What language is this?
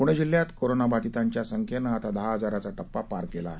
Marathi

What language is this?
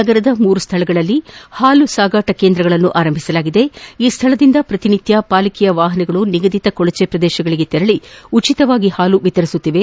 Kannada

